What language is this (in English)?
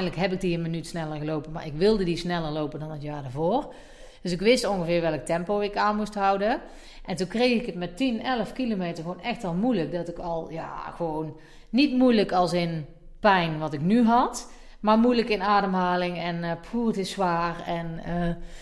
Dutch